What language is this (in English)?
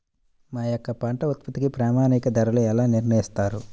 Telugu